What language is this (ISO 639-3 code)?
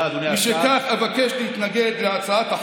heb